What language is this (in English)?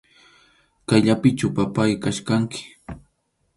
Arequipa-La Unión Quechua